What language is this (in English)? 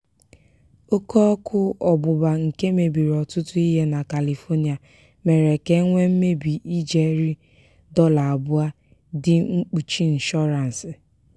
Igbo